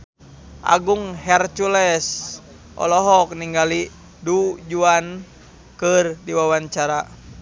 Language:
Sundanese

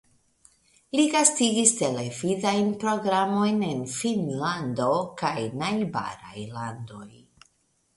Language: Esperanto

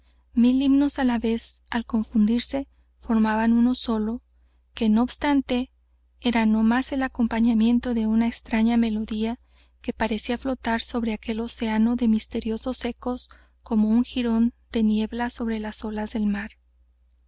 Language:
Spanish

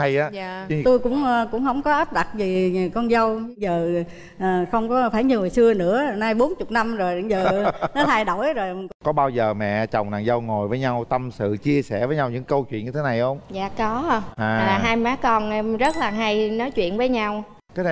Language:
Vietnamese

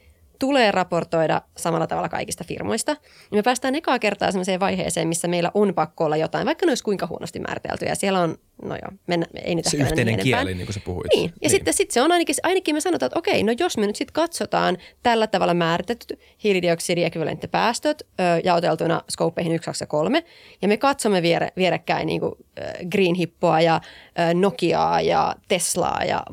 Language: Finnish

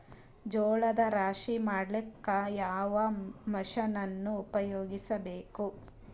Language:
Kannada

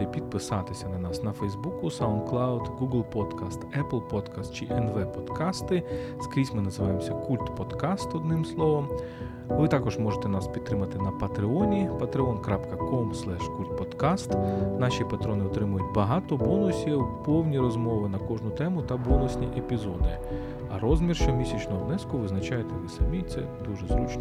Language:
Ukrainian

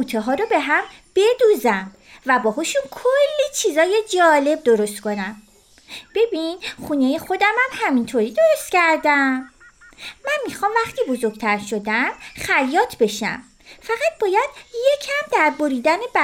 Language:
Persian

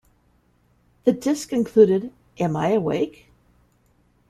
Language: English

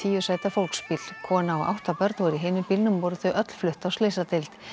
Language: Icelandic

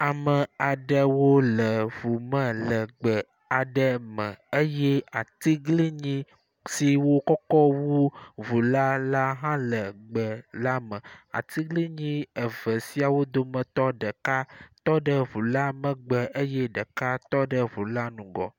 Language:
Ewe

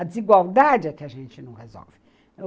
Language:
Portuguese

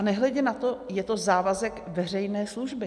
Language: Czech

